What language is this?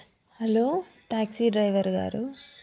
Telugu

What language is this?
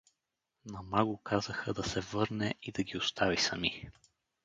Bulgarian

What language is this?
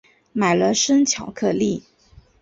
Chinese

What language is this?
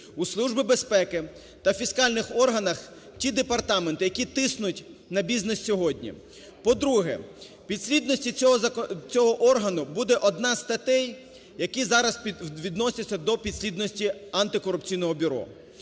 Ukrainian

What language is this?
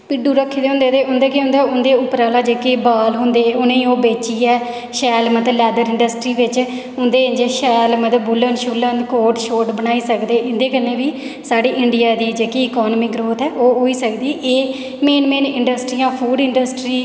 Dogri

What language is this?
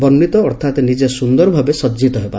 Odia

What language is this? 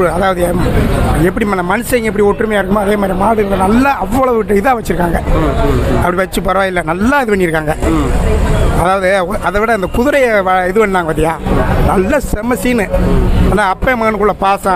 Arabic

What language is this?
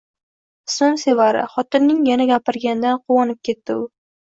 Uzbek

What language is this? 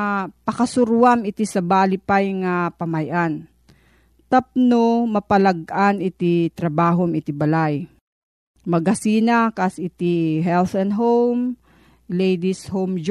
Filipino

